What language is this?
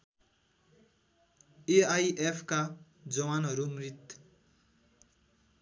Nepali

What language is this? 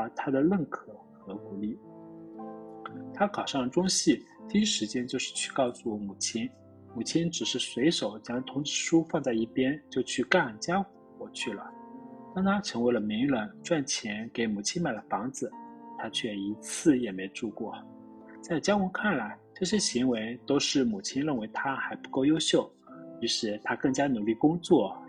Chinese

